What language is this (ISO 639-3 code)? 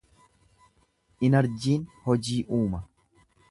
orm